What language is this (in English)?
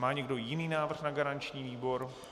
Czech